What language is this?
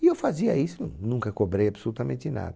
Portuguese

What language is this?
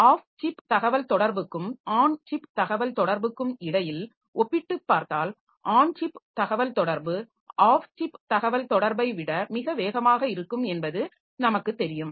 Tamil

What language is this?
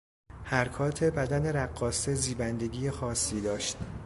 Persian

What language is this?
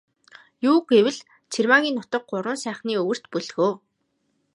Mongolian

